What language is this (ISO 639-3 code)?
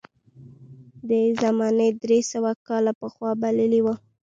pus